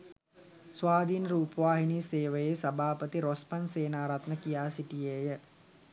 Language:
Sinhala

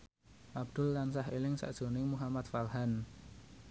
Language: Javanese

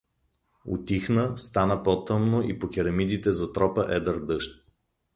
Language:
Bulgarian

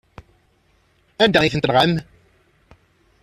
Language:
Kabyle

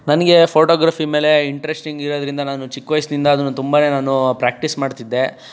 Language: Kannada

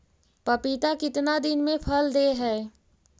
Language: Magahi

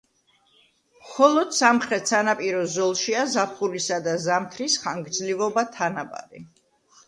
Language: Georgian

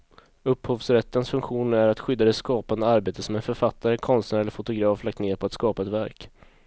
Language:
Swedish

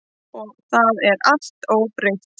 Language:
Icelandic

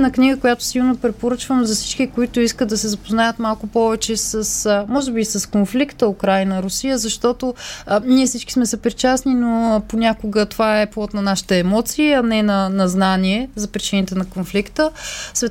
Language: Bulgarian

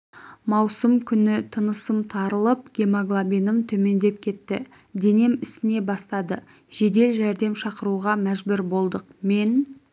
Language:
Kazakh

